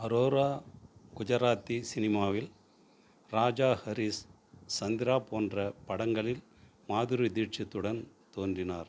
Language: Tamil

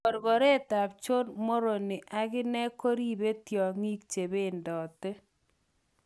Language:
Kalenjin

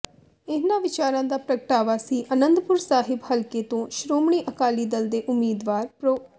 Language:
Punjabi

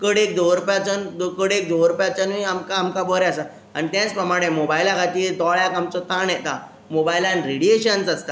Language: Konkani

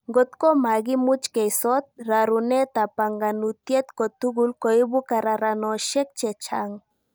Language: Kalenjin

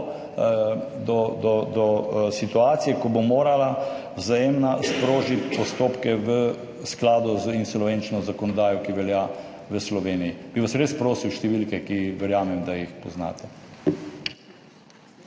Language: Slovenian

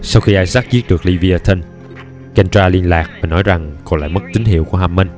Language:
Vietnamese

